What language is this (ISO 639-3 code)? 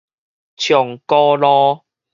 nan